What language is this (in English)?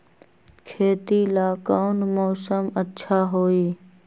Magahi